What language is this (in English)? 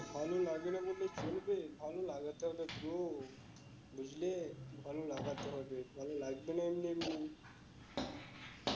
Bangla